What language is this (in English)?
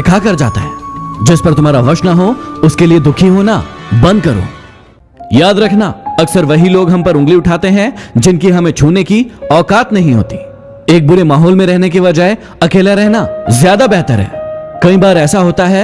Hindi